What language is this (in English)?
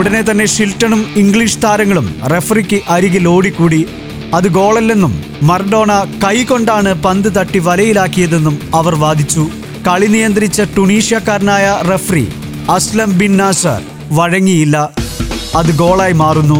Malayalam